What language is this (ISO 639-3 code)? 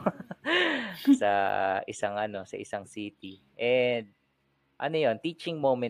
fil